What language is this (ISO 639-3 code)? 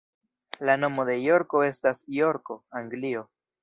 epo